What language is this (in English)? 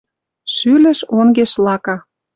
Western Mari